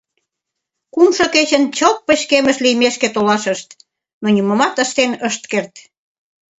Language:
Mari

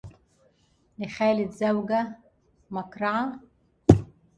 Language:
Arabic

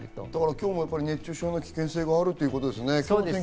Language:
Japanese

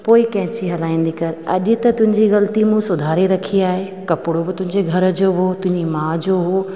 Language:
Sindhi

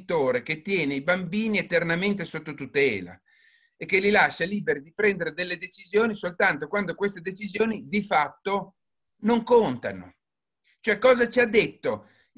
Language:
Italian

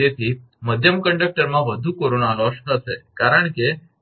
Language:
Gujarati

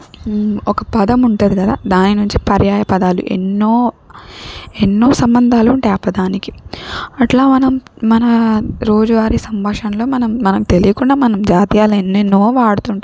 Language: Telugu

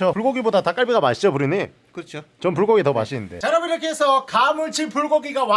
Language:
Korean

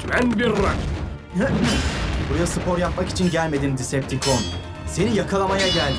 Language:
Turkish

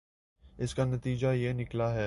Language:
Urdu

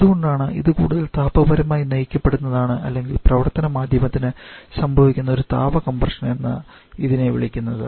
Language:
Malayalam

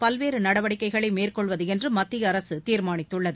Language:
Tamil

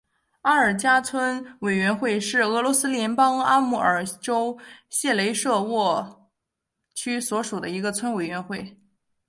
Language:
Chinese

